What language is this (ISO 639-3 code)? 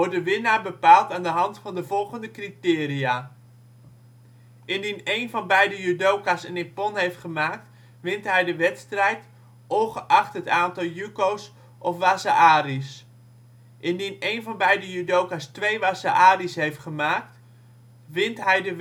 nld